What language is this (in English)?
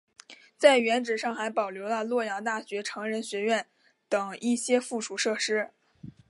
Chinese